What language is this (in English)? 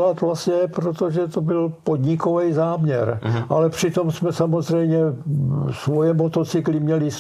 Czech